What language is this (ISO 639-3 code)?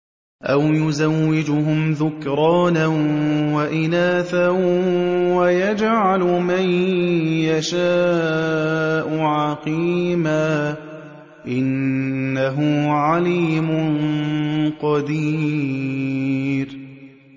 ara